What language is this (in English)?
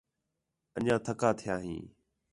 Khetrani